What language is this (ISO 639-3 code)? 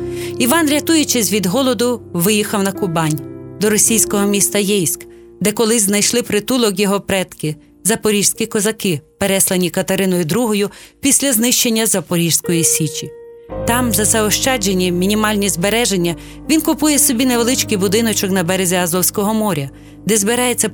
ukr